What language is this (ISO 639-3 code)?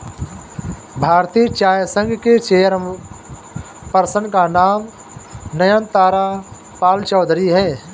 hin